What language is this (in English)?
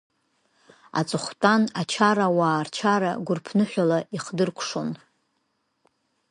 Abkhazian